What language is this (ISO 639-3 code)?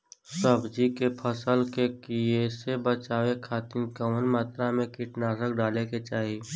bho